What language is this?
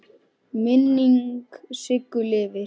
Icelandic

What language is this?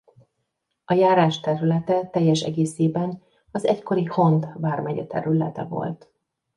Hungarian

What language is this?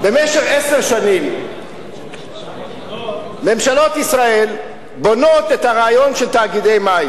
Hebrew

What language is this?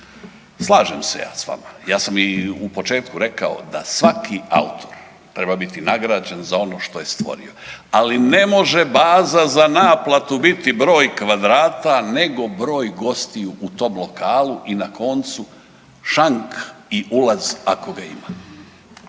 Croatian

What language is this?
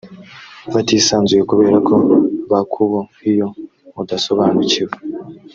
Kinyarwanda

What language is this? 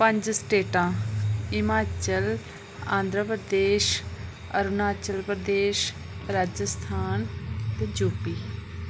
Dogri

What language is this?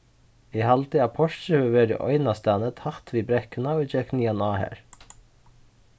Faroese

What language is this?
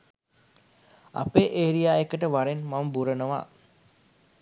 Sinhala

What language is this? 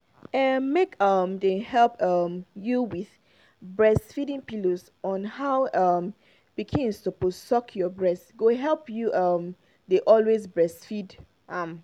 Nigerian Pidgin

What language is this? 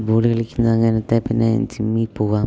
Malayalam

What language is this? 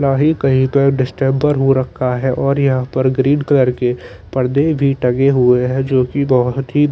Hindi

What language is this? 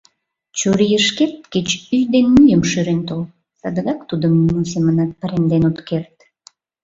Mari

